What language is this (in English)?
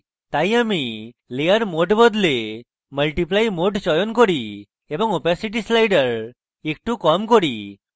Bangla